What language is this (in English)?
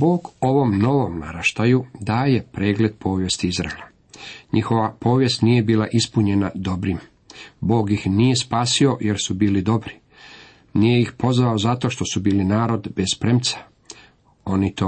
Croatian